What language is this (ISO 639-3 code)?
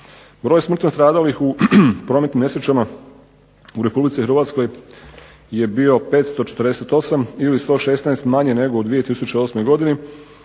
hrv